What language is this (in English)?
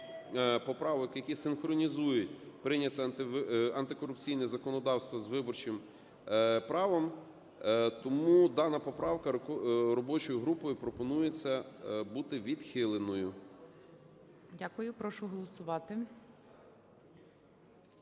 Ukrainian